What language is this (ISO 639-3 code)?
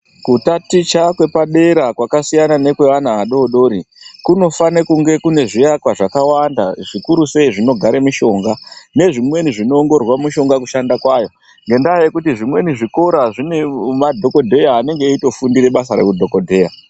ndc